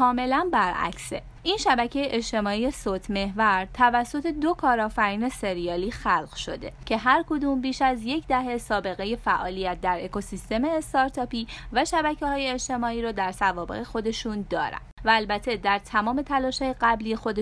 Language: Persian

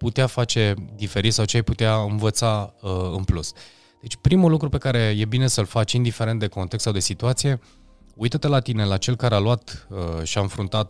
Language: Romanian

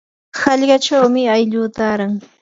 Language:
Yanahuanca Pasco Quechua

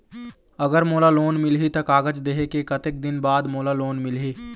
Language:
Chhattisgarhi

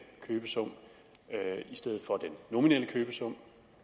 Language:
Danish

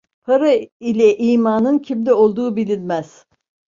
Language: Turkish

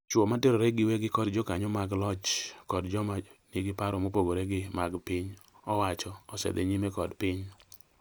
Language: Luo (Kenya and Tanzania)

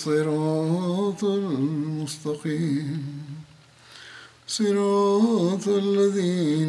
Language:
Urdu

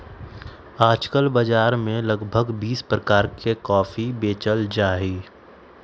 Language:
Magahi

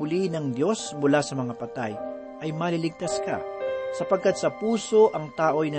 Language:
Filipino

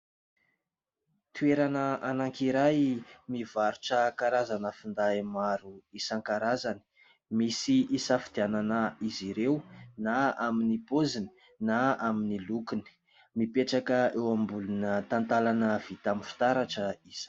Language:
Malagasy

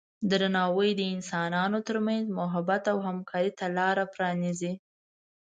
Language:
Pashto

